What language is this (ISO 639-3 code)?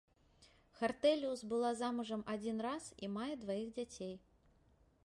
bel